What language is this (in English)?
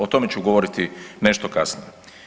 Croatian